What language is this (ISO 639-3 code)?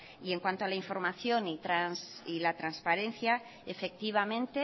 spa